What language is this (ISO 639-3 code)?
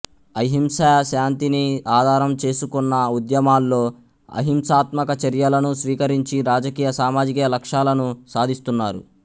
tel